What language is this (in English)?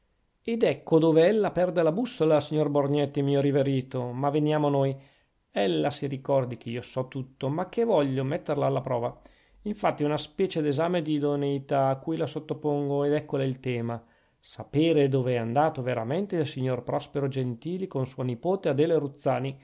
Italian